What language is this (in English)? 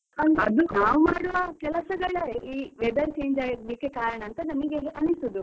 Kannada